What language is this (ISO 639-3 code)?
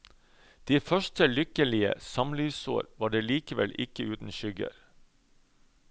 nor